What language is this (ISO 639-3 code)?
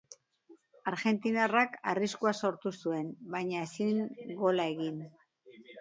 eus